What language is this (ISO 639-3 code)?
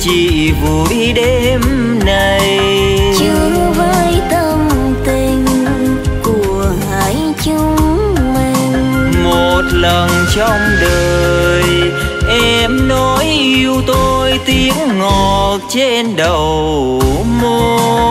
vie